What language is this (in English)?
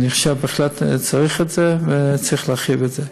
Hebrew